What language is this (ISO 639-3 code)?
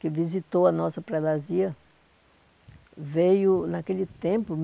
por